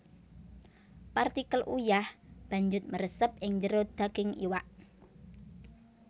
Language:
Javanese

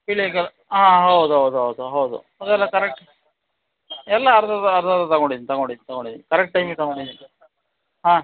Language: Kannada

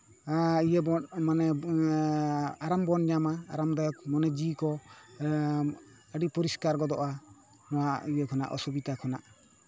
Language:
Santali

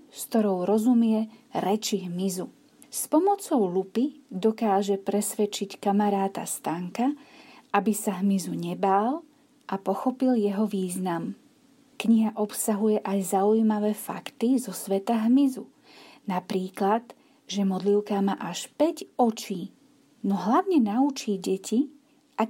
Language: Slovak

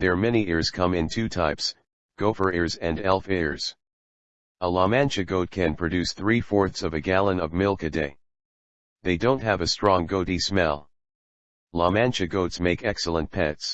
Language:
English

